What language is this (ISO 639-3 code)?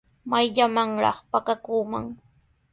qws